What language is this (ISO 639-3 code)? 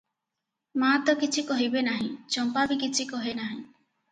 ori